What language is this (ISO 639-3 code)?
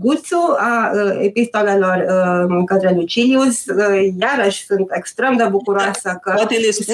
ron